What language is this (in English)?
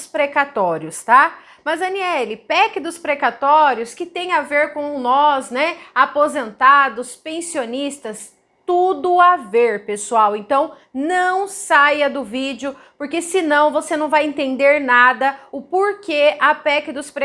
Portuguese